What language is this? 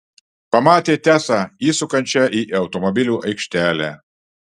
Lithuanian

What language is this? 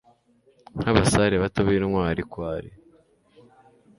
Kinyarwanda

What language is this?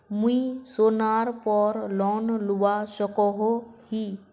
Magahi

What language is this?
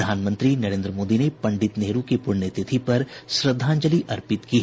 Hindi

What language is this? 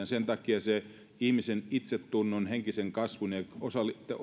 Finnish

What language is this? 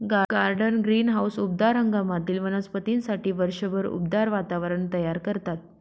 Marathi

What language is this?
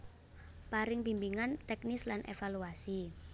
Javanese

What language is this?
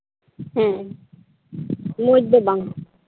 Santali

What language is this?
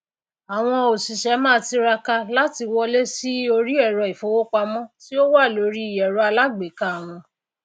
Yoruba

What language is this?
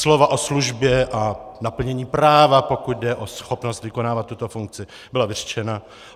Czech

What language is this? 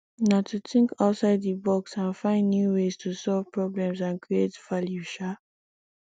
Nigerian Pidgin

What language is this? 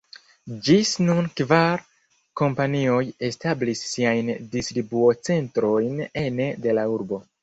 Esperanto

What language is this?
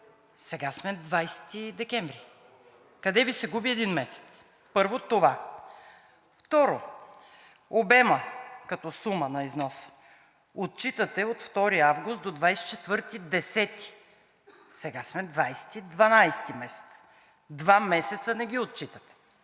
Bulgarian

